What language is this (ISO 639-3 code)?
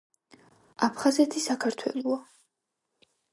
kat